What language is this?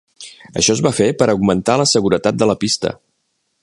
Catalan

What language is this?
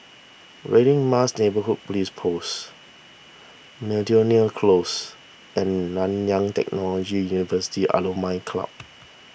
English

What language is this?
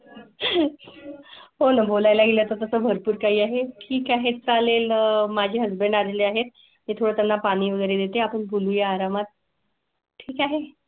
Marathi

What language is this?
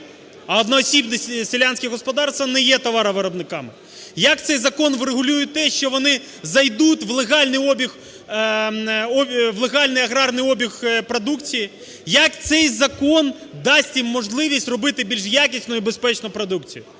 Ukrainian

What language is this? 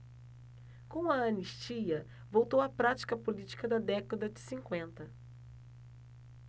Portuguese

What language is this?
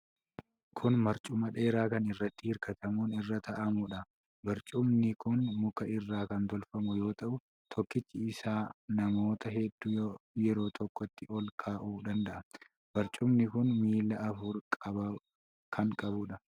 Oromo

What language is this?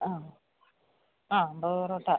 Malayalam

